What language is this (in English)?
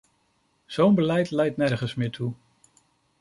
Dutch